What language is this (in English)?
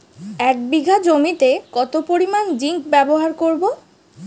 Bangla